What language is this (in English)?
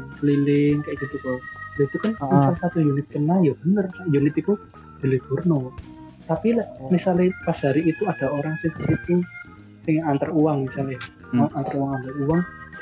Indonesian